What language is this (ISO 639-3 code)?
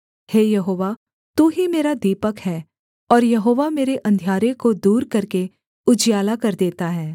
hin